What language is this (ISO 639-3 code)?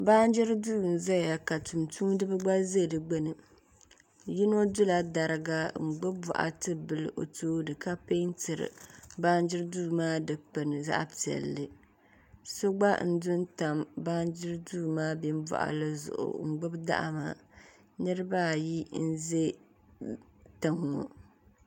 dag